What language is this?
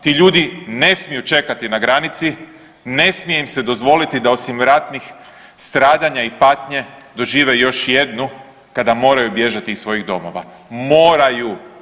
Croatian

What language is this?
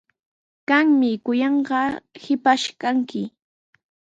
Sihuas Ancash Quechua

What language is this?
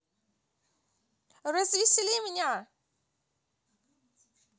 Russian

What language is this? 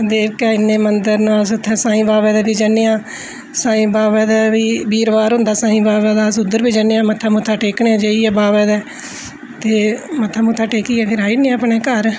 Dogri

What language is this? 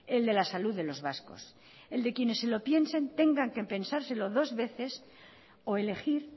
Spanish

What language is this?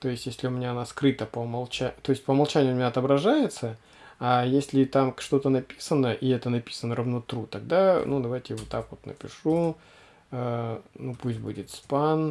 Russian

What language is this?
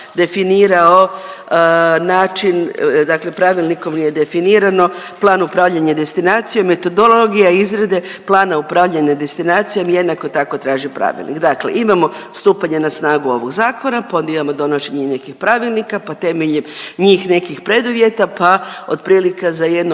Croatian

